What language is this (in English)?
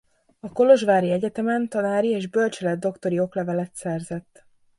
Hungarian